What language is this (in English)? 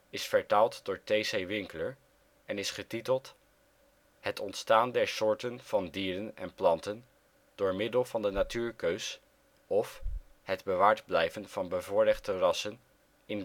Dutch